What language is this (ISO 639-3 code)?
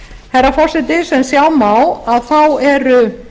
isl